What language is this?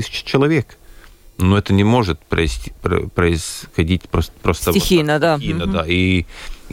Russian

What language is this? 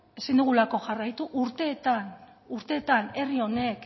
Basque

